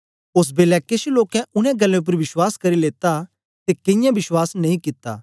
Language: Dogri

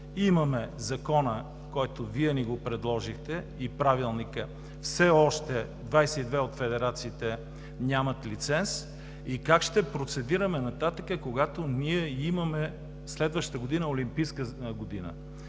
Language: Bulgarian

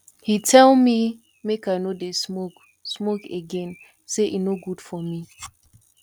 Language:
Nigerian Pidgin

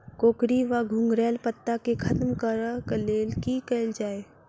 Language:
Maithili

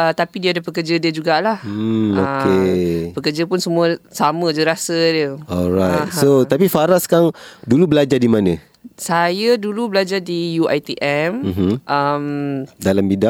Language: Malay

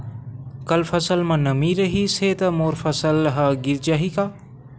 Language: Chhattisgarhi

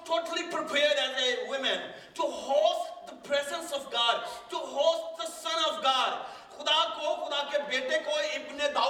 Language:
Urdu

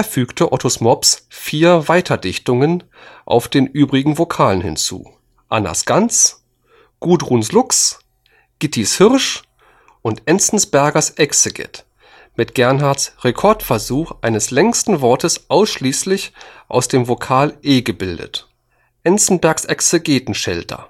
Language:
German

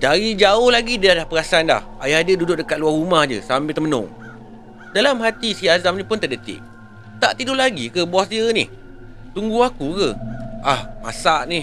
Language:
Malay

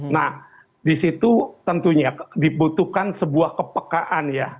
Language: Indonesian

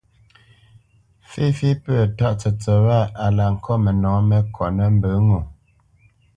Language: Bamenyam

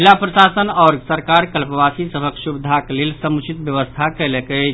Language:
Maithili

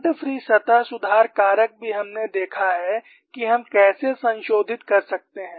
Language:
Hindi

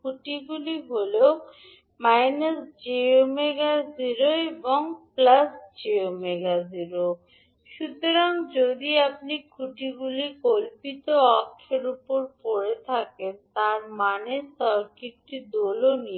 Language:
Bangla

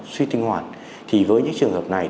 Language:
Vietnamese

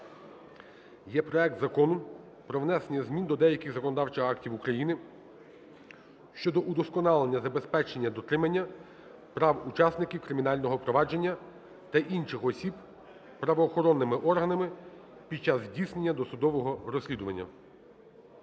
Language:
Ukrainian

